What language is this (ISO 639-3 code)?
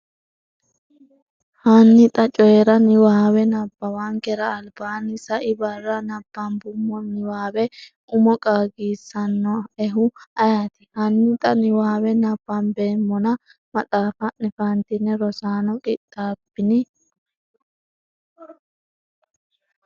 sid